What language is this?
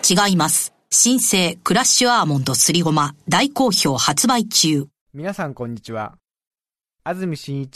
Japanese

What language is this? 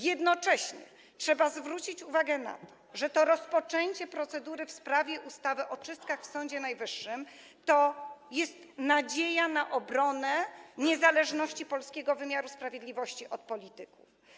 Polish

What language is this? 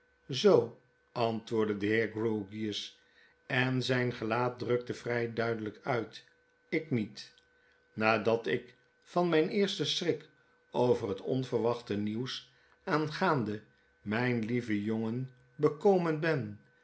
Dutch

